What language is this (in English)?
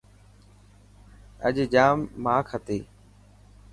Dhatki